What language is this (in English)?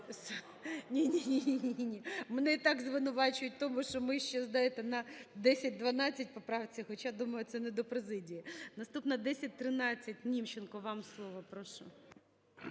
Ukrainian